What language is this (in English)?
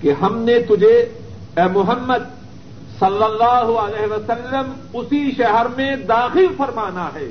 Urdu